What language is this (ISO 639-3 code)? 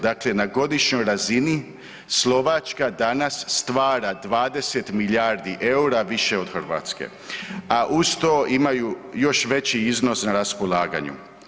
hrv